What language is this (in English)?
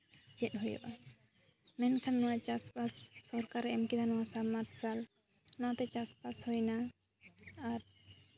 Santali